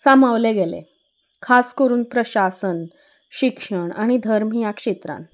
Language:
Konkani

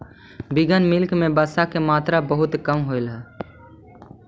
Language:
Magahi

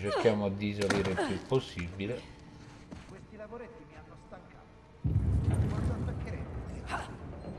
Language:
Italian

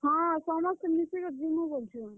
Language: Odia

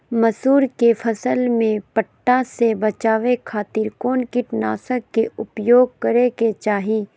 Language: Magahi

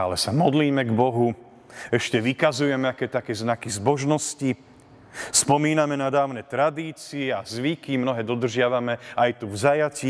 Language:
Slovak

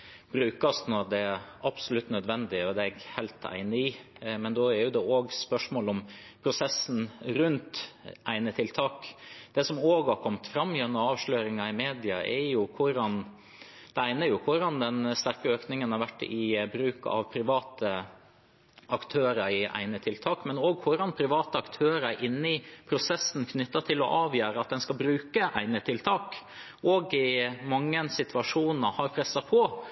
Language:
Norwegian Bokmål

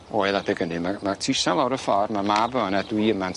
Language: Welsh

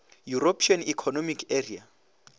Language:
Northern Sotho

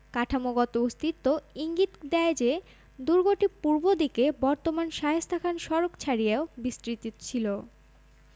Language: Bangla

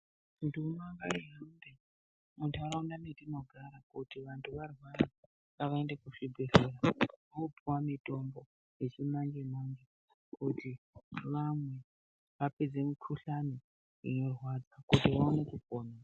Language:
Ndau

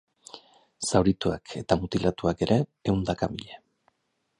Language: Basque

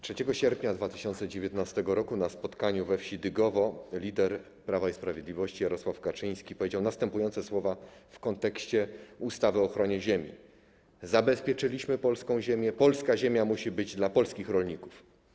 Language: Polish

